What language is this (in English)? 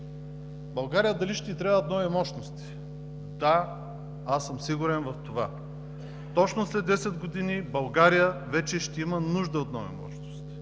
Bulgarian